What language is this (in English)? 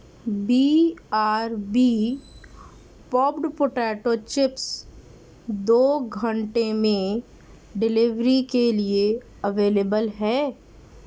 Urdu